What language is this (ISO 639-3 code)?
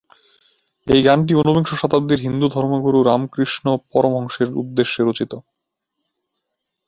ben